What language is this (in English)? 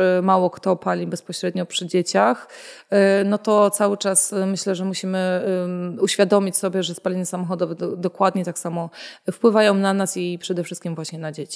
Polish